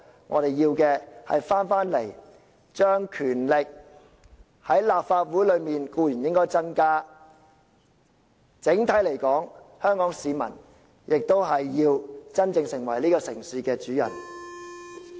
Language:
Cantonese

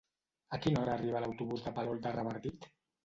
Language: Catalan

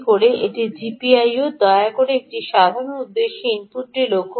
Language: Bangla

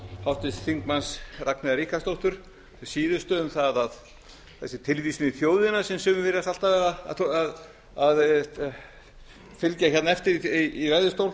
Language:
Icelandic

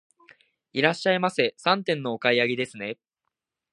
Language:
Japanese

